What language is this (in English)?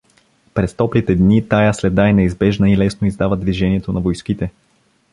Bulgarian